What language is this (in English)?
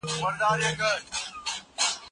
Pashto